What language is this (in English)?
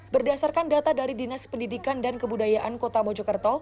Indonesian